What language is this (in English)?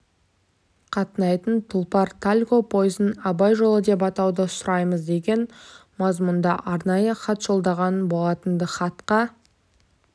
Kazakh